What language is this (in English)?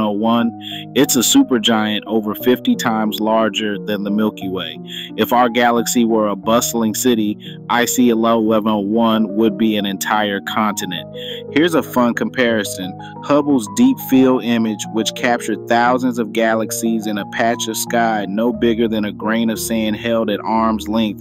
English